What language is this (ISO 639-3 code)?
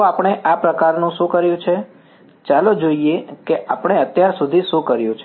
guj